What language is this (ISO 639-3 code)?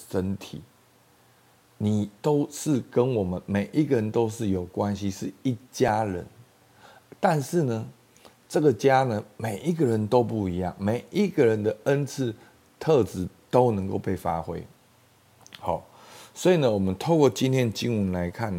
zho